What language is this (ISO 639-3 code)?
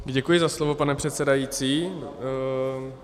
ces